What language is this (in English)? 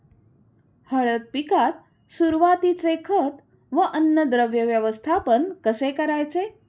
Marathi